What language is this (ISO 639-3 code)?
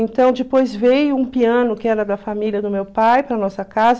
por